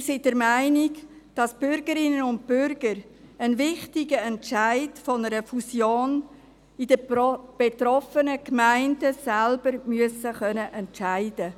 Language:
Swiss German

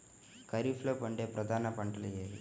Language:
Telugu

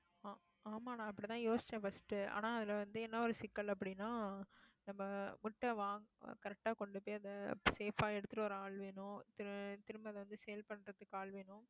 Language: Tamil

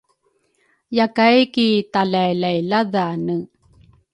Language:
Rukai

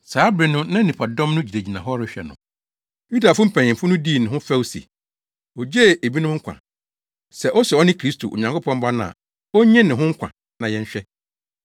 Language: Akan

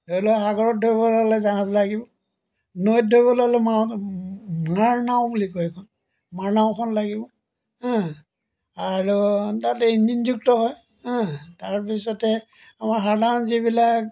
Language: Assamese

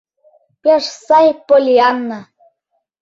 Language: Mari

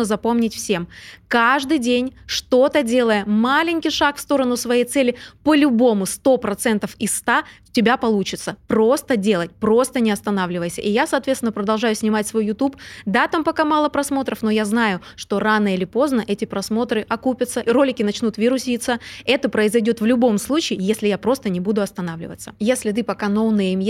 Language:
Russian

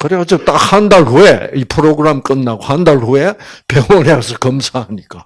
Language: Korean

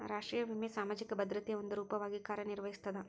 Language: Kannada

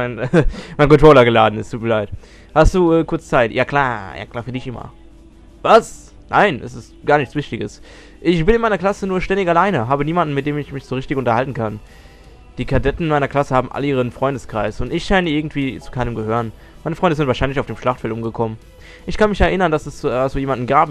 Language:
German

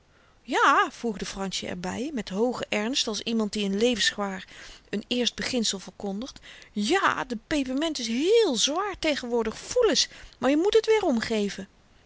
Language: Dutch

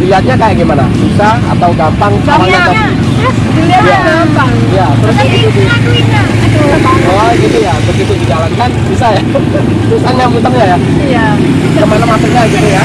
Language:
Indonesian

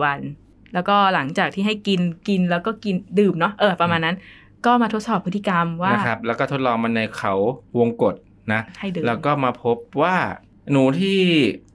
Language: Thai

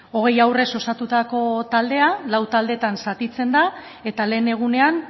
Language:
Basque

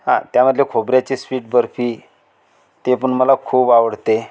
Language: Marathi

